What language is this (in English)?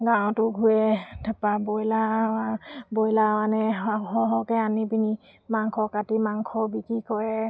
Assamese